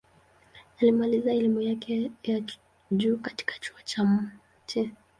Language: Swahili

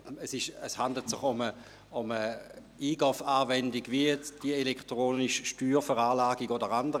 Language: Swiss German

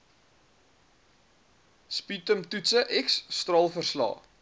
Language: Afrikaans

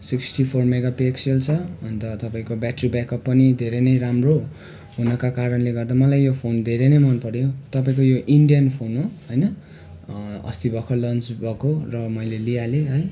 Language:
Nepali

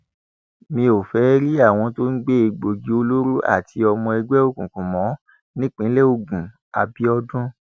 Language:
Yoruba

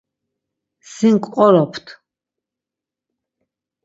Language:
Laz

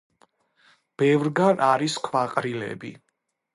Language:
Georgian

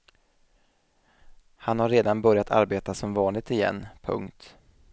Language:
Swedish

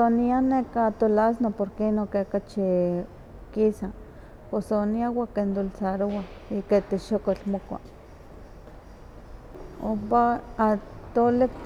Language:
Huaxcaleca Nahuatl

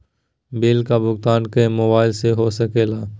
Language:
Magahi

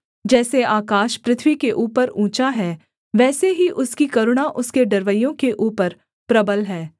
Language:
Hindi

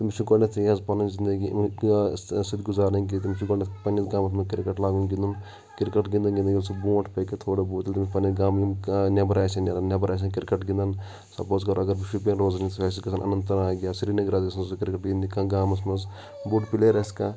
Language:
Kashmiri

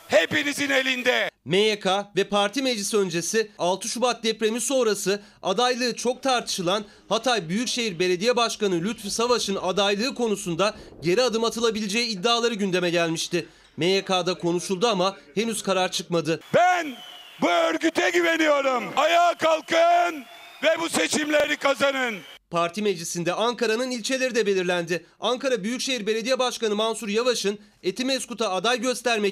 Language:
Turkish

